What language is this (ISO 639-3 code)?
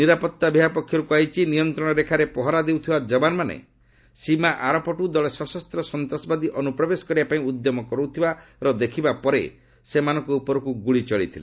ori